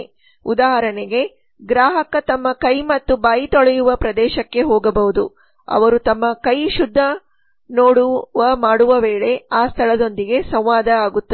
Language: Kannada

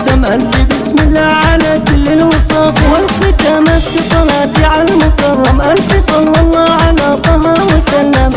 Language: Arabic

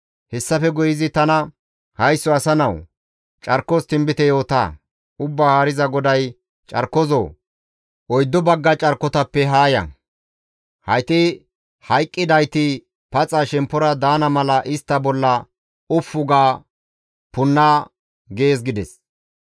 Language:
Gamo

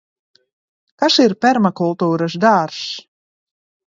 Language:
Latvian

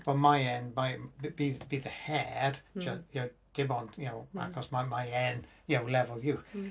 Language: Welsh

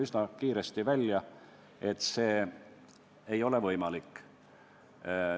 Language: Estonian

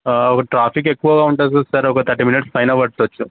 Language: Telugu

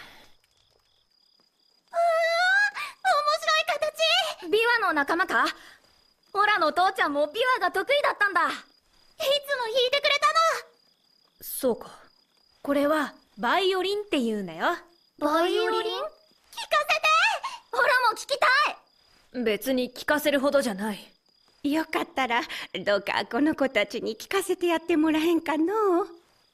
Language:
Japanese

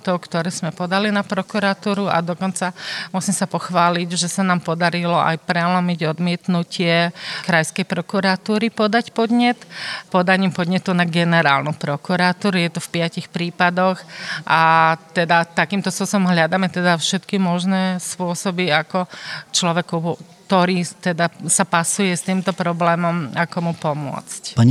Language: Slovak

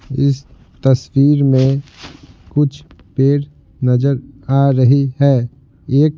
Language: Hindi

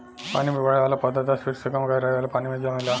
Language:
Bhojpuri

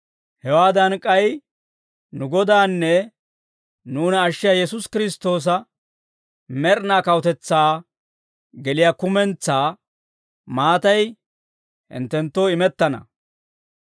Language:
Dawro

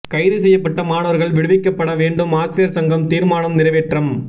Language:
Tamil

